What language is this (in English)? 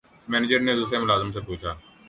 Urdu